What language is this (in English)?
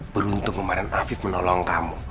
Indonesian